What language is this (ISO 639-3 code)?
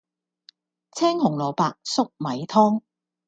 yue